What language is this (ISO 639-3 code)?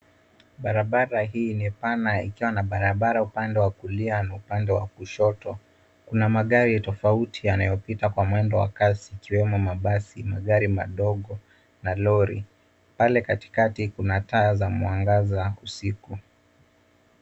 swa